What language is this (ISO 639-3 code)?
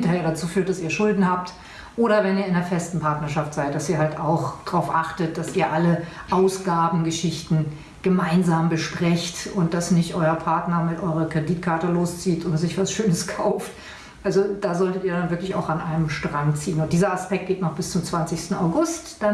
deu